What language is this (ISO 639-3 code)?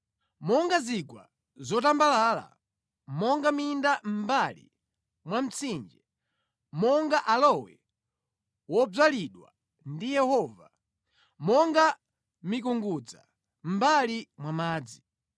nya